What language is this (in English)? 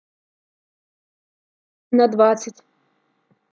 Russian